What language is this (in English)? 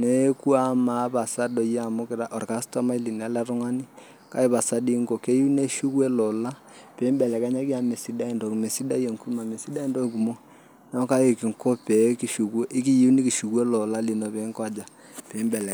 Masai